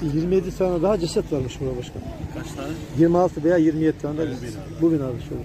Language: Turkish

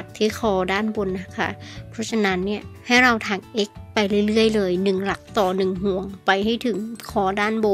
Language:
Thai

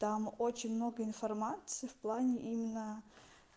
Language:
Russian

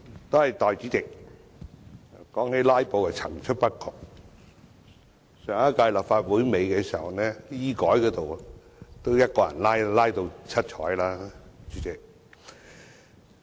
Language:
Cantonese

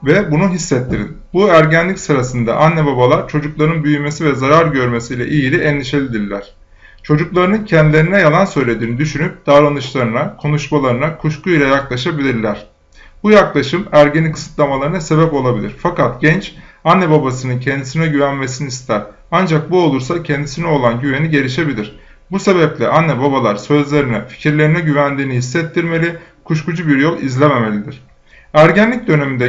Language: Turkish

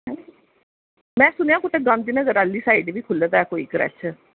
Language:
Dogri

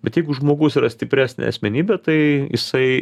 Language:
Lithuanian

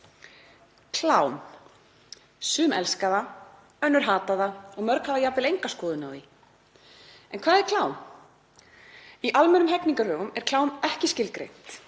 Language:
Icelandic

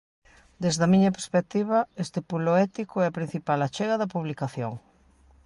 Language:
Galician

